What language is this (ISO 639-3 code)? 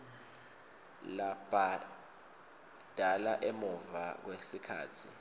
ssw